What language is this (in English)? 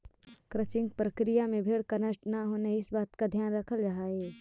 Magahi